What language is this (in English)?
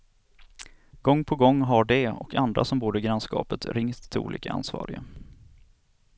Swedish